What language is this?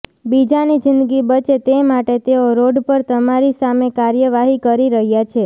Gujarati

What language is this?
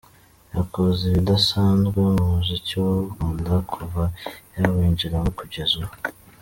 Kinyarwanda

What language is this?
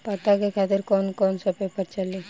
Bhojpuri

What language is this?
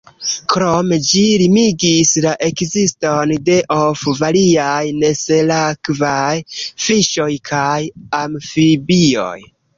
Esperanto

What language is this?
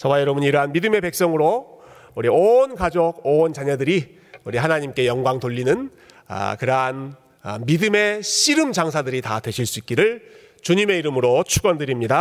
Korean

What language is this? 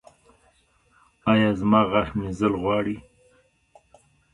Pashto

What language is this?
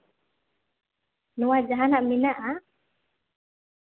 Santali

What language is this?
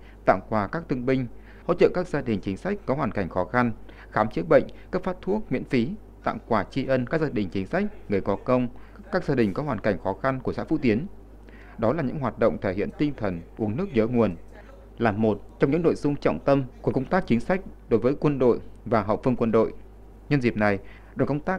Vietnamese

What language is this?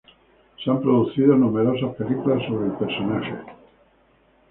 Spanish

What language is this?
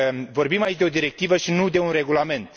Romanian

